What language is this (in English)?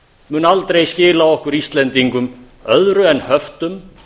Icelandic